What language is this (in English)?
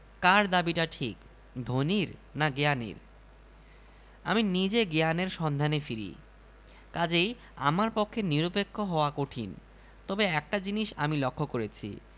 Bangla